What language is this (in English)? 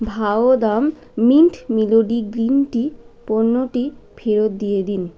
Bangla